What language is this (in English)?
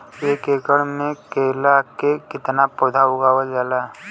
Bhojpuri